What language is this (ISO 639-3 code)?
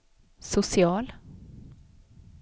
swe